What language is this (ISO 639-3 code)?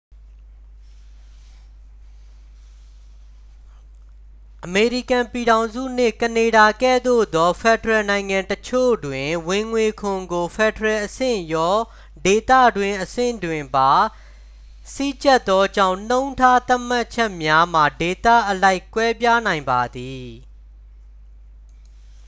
mya